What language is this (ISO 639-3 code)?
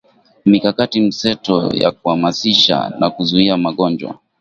swa